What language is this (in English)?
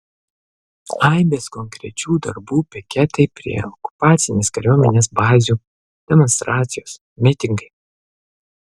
Lithuanian